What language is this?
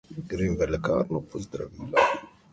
Slovenian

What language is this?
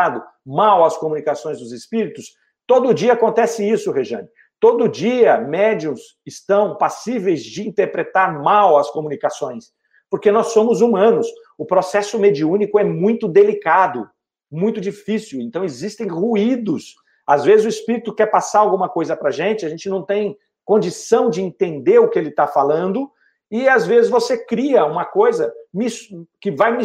Portuguese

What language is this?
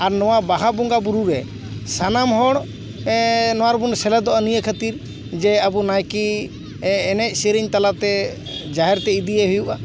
Santali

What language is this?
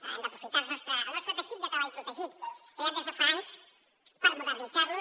Catalan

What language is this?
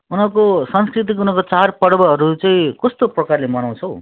Nepali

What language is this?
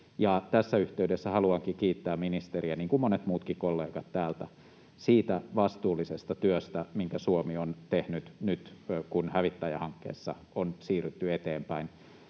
Finnish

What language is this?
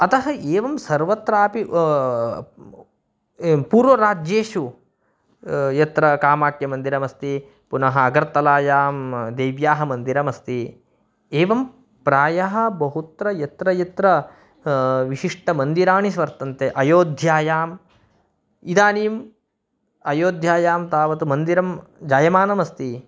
Sanskrit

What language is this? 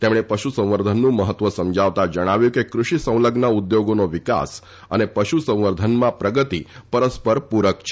Gujarati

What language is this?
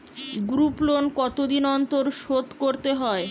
Bangla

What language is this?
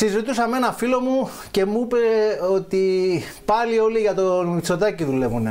Greek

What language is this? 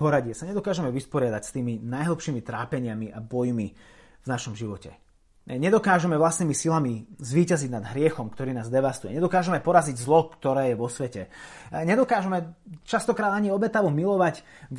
Slovak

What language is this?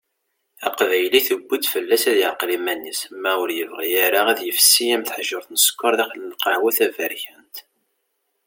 Kabyle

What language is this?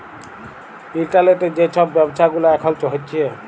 Bangla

